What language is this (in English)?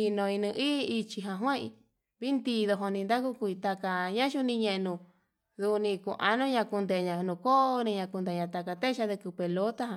Yutanduchi Mixtec